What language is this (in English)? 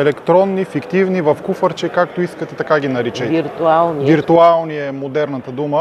Bulgarian